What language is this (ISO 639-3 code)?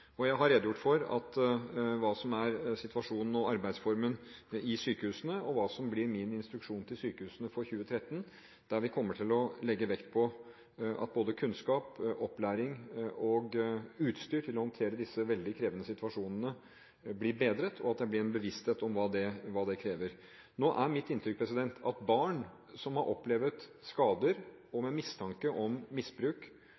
nob